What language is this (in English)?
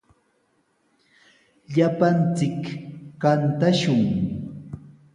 Sihuas Ancash Quechua